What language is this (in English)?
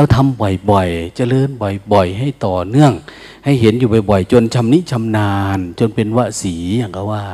Thai